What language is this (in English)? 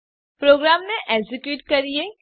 Gujarati